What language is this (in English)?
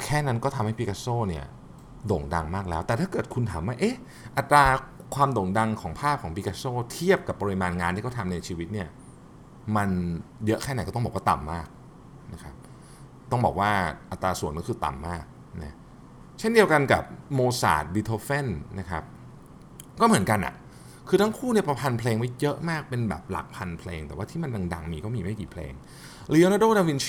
Thai